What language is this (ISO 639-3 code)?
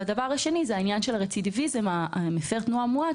heb